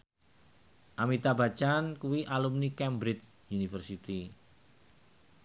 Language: Javanese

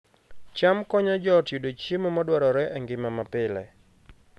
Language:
Luo (Kenya and Tanzania)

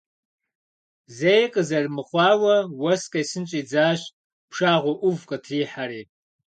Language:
Kabardian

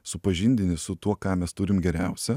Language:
Lithuanian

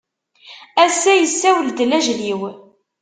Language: Kabyle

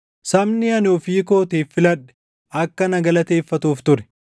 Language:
Oromo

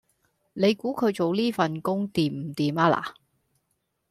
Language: Cantonese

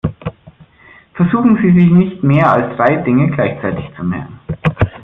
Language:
German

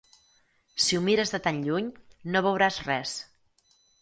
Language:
Catalan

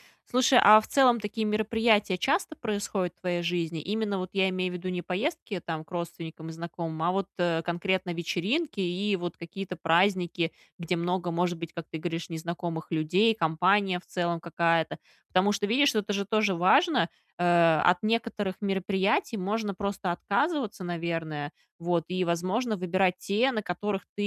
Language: Russian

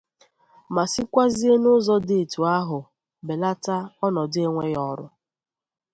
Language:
Igbo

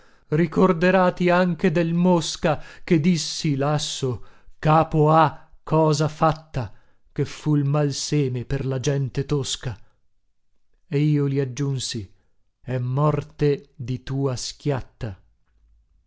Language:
Italian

